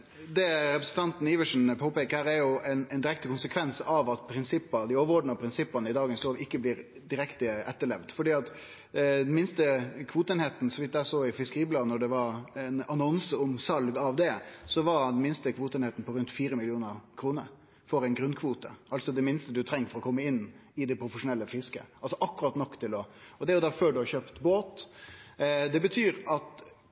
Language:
Norwegian Nynorsk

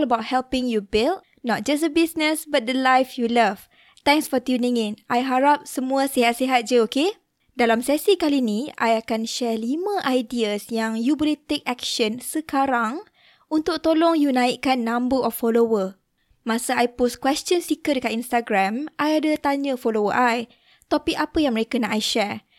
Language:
Malay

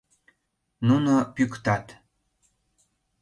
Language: Mari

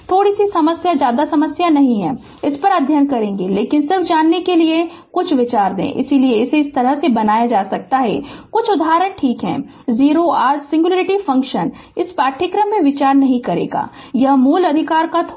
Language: Hindi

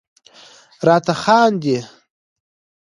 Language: Pashto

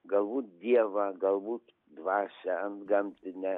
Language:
Lithuanian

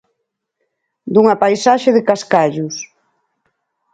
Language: Galician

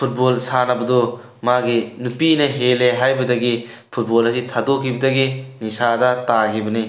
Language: Manipuri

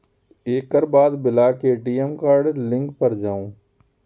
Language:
Maithili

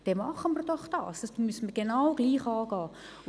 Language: Swiss German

